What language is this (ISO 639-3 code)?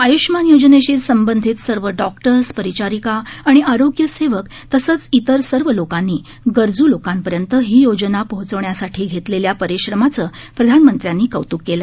mar